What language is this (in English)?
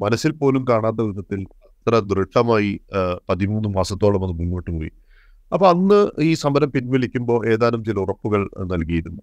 Malayalam